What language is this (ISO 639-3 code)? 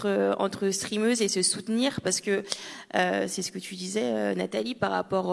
fra